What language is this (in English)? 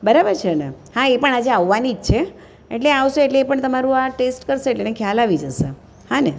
Gujarati